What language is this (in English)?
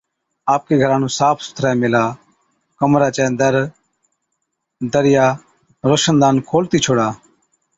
Od